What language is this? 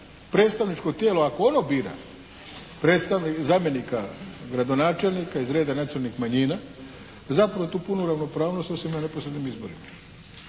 Croatian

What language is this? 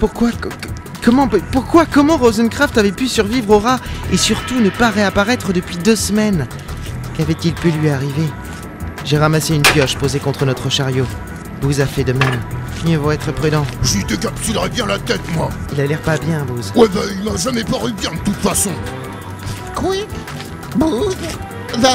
French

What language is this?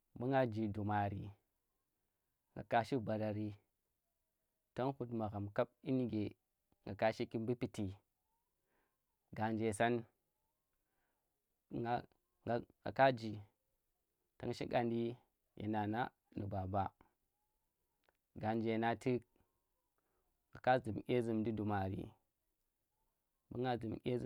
Tera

